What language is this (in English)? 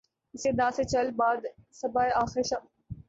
Urdu